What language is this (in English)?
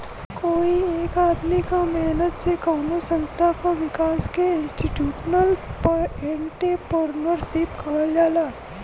Bhojpuri